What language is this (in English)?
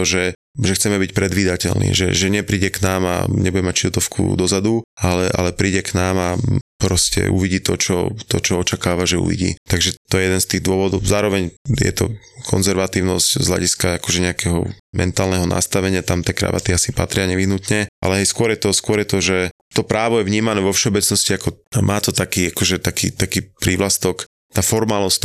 Slovak